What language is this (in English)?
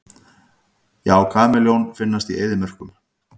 Icelandic